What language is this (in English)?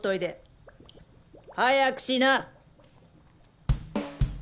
Japanese